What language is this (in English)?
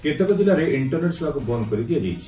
Odia